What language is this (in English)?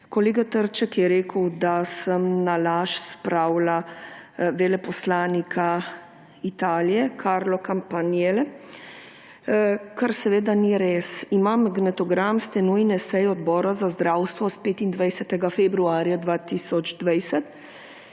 Slovenian